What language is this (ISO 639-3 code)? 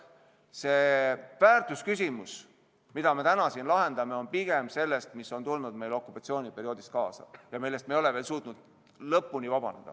est